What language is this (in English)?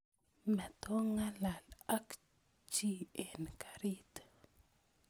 Kalenjin